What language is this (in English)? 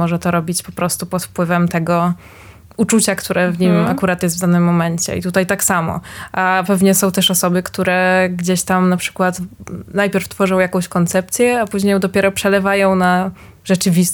Polish